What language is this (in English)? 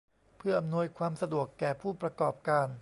Thai